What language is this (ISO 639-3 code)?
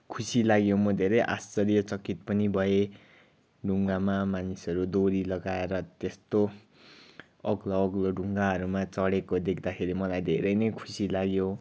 nep